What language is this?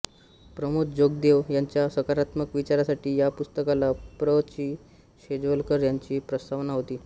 Marathi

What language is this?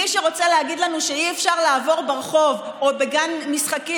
Hebrew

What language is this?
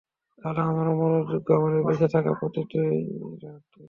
Bangla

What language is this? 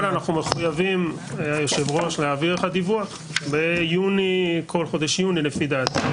Hebrew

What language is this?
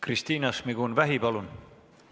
Estonian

